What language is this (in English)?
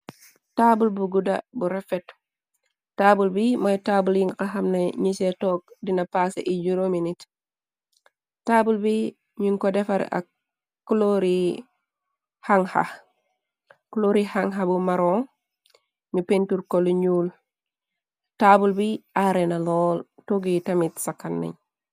Wolof